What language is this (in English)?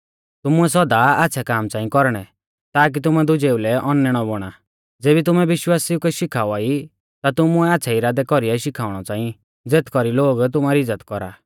Mahasu Pahari